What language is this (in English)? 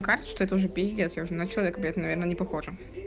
Russian